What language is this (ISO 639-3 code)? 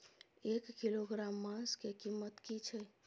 mai